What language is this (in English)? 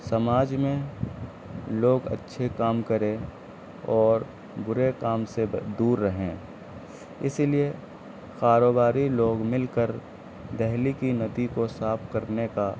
Urdu